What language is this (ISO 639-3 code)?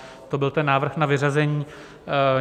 ces